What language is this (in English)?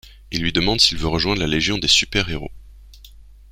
French